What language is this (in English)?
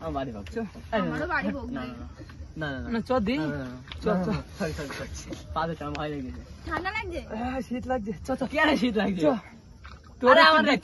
Bangla